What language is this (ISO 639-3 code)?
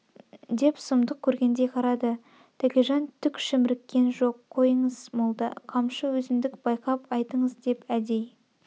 kaz